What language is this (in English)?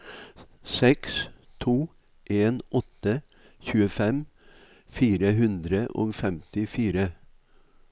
Norwegian